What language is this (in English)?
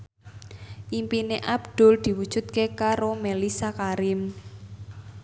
Javanese